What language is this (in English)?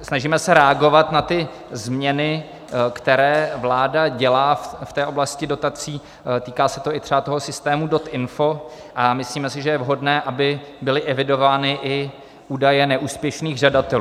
Czech